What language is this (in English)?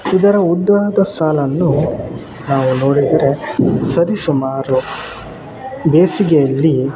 Kannada